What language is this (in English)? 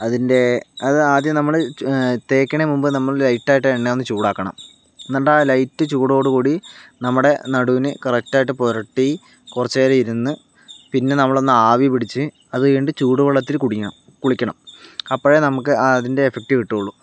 Malayalam